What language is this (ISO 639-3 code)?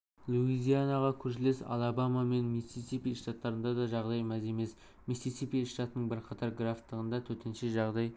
kaz